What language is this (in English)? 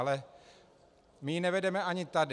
Czech